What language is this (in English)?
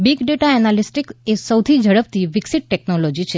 Gujarati